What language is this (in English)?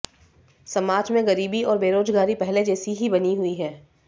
Hindi